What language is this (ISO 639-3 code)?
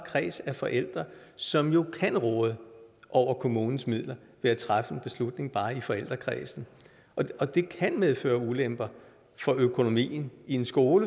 dan